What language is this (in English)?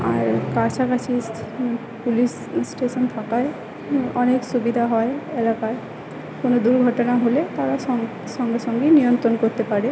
Bangla